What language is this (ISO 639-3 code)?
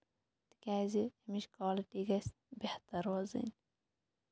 kas